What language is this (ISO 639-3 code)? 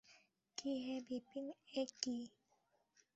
ben